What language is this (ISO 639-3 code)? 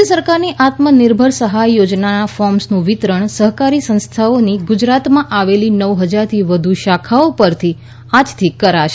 guj